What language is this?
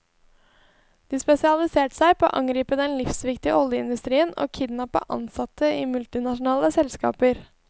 Norwegian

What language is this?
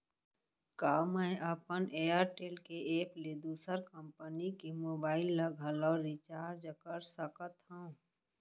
Chhattisgarhi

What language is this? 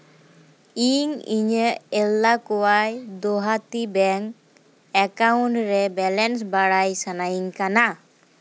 Santali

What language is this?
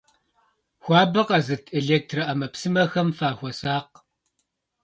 Kabardian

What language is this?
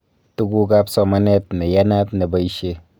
Kalenjin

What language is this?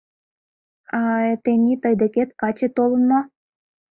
Mari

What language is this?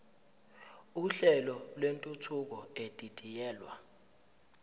Zulu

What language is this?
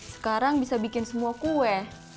Indonesian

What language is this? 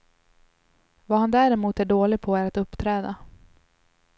Swedish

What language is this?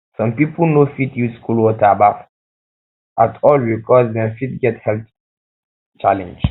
Nigerian Pidgin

